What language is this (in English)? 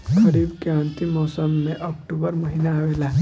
Bhojpuri